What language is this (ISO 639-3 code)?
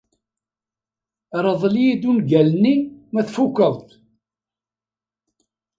kab